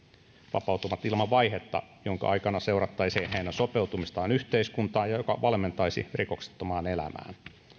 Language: Finnish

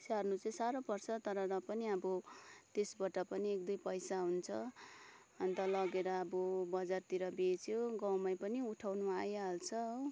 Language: Nepali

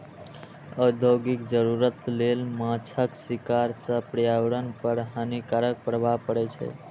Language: Maithili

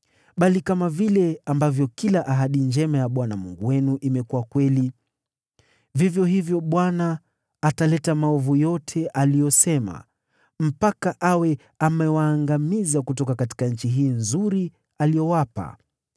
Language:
Swahili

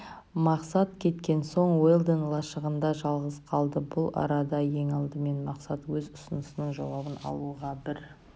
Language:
Kazakh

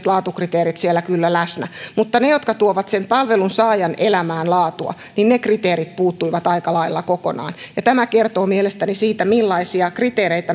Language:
Finnish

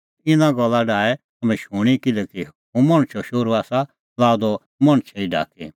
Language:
Kullu Pahari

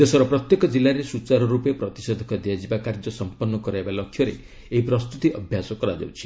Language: Odia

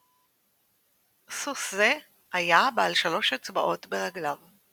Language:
Hebrew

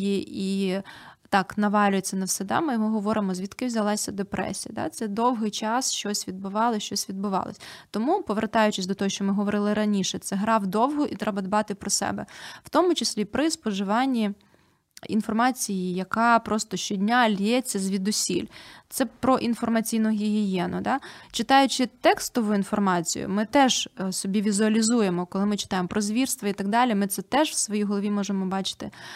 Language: Ukrainian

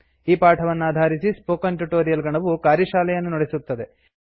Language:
Kannada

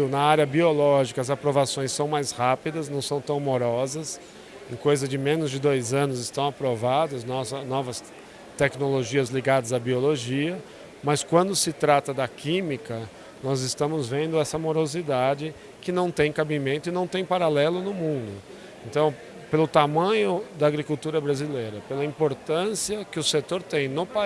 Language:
Portuguese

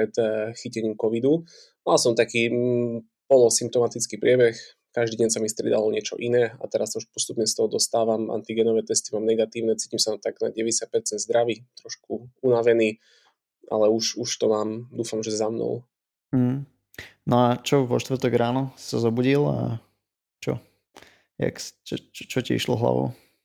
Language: Slovak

